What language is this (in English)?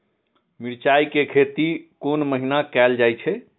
Maithili